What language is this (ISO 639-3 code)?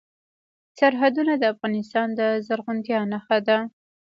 pus